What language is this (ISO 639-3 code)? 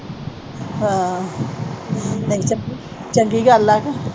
pan